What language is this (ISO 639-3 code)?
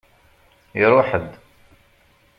kab